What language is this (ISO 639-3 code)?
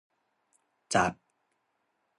tha